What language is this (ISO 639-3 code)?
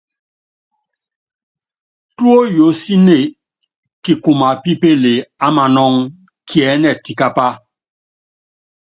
yav